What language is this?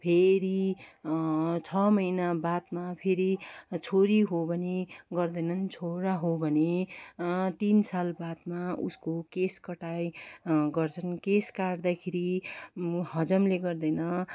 Nepali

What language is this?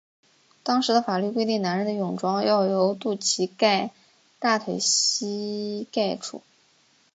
Chinese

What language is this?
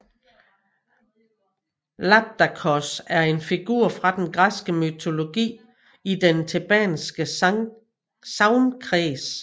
Danish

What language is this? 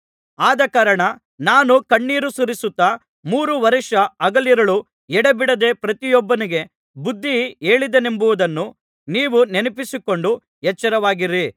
Kannada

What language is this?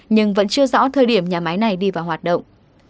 Vietnamese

